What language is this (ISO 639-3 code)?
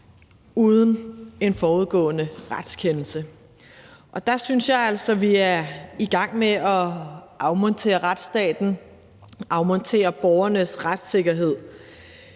dan